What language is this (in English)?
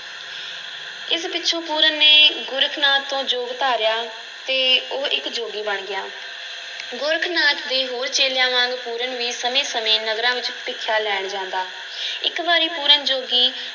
Punjabi